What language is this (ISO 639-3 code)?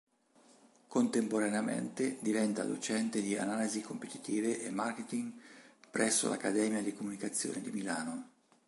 ita